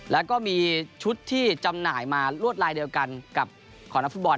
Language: Thai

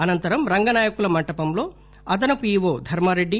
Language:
Telugu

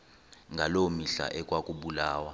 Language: Xhosa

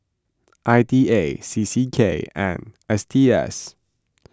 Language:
English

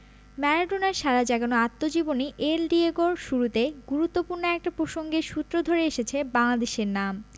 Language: Bangla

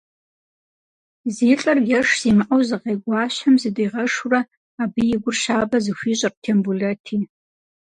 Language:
Kabardian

